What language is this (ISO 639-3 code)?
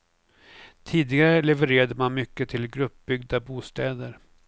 swe